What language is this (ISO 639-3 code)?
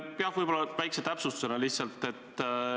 est